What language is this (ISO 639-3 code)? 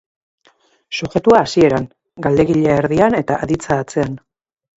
eus